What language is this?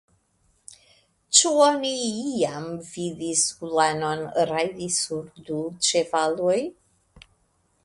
Esperanto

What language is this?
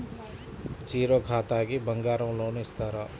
Telugu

